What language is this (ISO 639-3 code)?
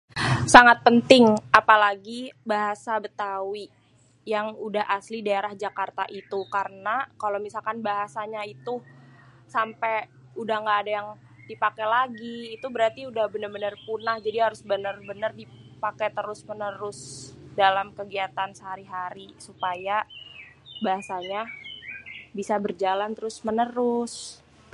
bew